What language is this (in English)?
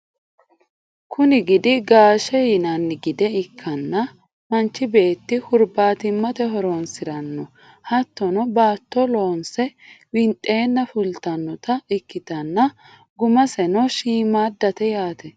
Sidamo